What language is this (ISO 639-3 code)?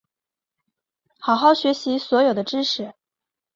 zho